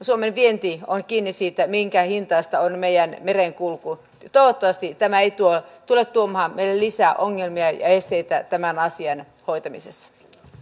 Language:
Finnish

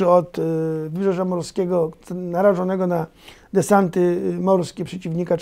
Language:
Polish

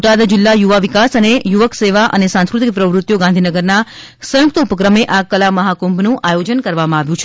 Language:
Gujarati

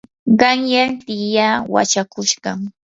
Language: Yanahuanca Pasco Quechua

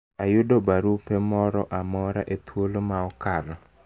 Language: Luo (Kenya and Tanzania)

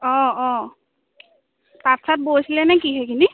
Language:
Assamese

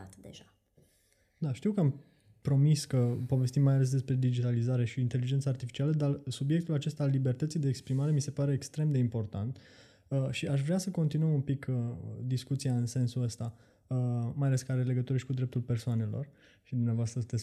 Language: Romanian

